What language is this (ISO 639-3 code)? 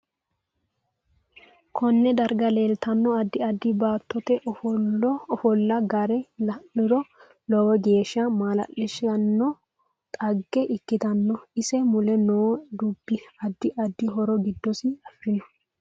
sid